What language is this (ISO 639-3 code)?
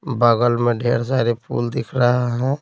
hin